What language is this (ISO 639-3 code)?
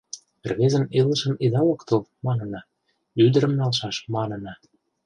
chm